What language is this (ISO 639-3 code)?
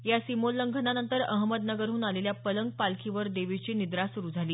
mar